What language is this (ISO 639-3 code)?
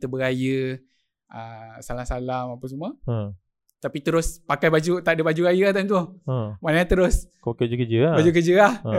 msa